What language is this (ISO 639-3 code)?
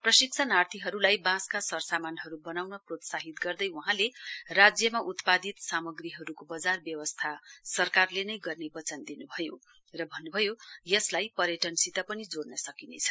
nep